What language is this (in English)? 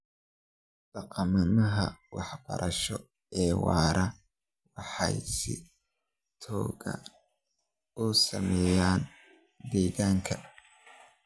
Somali